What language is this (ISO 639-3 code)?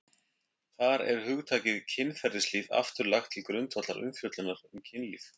isl